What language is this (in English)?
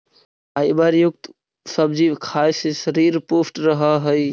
Magahi